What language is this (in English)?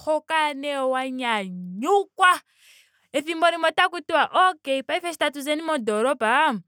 Ndonga